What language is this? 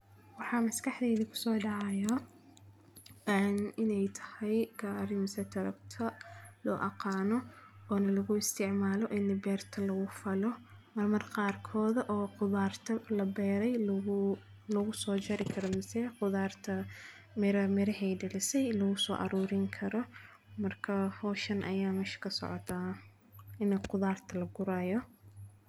Somali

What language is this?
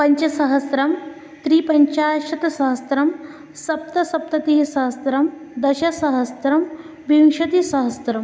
Sanskrit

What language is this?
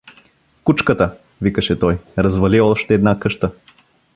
Bulgarian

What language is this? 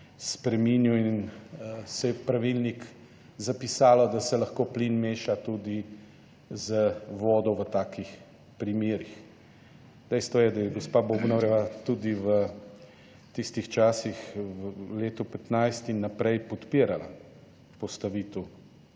Slovenian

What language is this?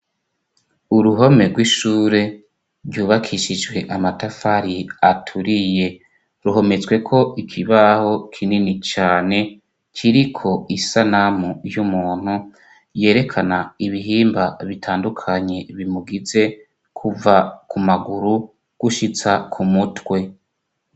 Rundi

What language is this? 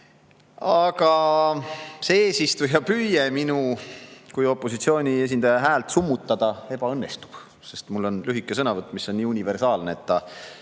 Estonian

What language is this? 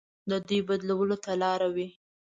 Pashto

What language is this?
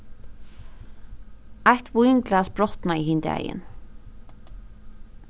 Faroese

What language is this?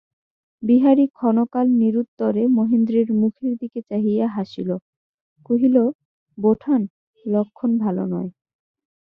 Bangla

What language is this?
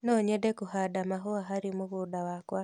Kikuyu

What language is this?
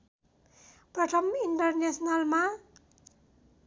Nepali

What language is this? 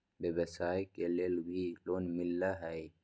Magahi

